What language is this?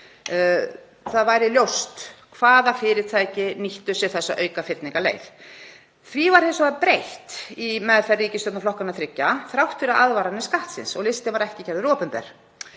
Icelandic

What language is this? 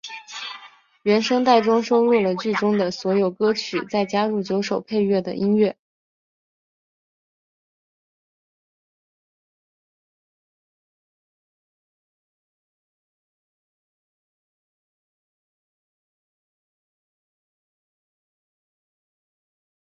Chinese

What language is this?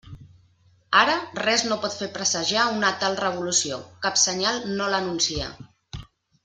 Catalan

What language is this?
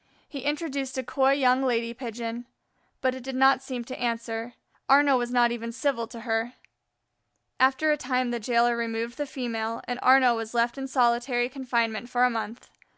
English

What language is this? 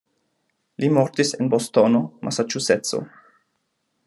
Esperanto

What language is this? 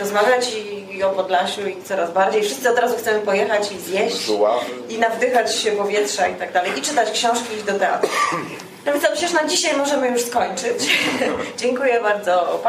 Polish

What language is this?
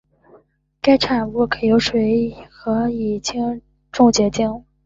Chinese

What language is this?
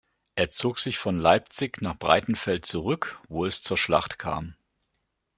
German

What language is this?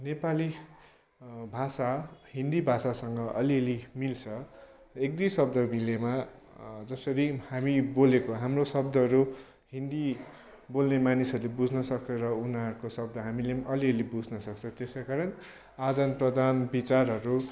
Nepali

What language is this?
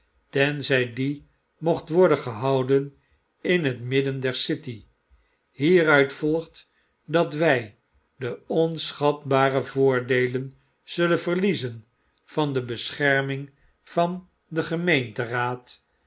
Dutch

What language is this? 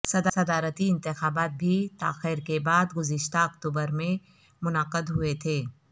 Urdu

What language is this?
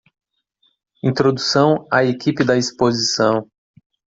Portuguese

